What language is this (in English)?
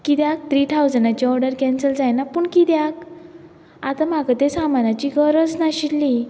Konkani